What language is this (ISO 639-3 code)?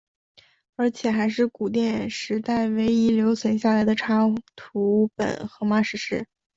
zho